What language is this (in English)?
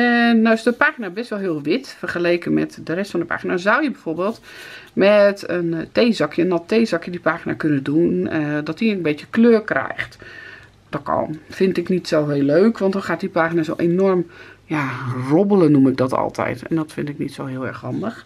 Dutch